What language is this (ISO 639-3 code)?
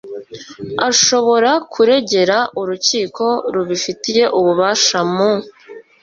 kin